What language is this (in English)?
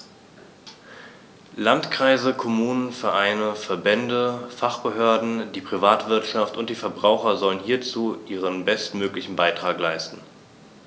German